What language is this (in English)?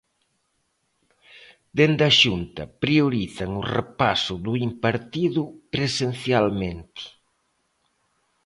Galician